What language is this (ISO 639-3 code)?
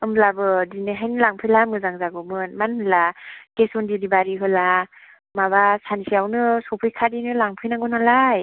brx